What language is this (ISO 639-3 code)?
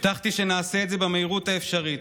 heb